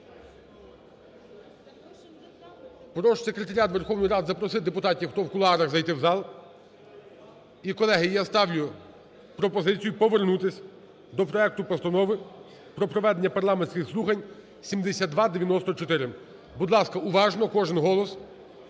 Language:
Ukrainian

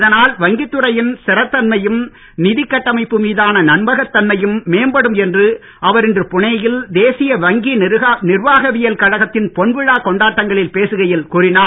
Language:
Tamil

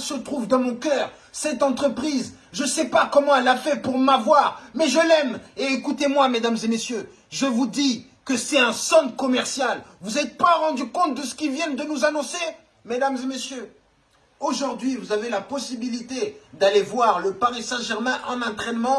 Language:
French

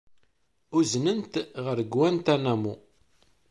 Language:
Kabyle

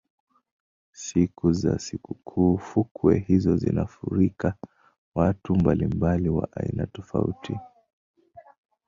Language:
Swahili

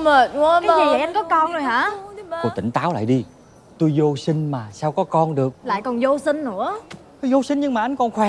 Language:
Vietnamese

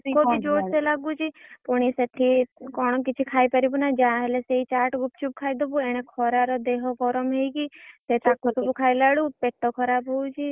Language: Odia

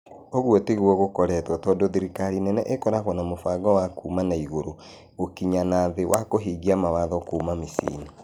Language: Kikuyu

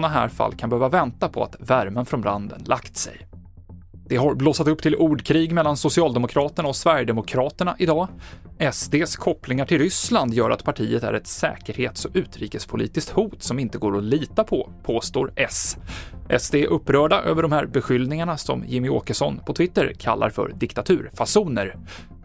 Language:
Swedish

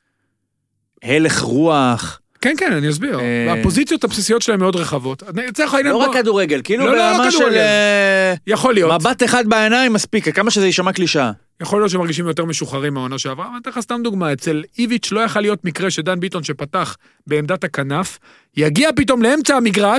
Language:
Hebrew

